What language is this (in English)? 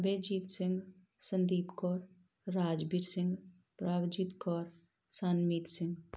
Punjabi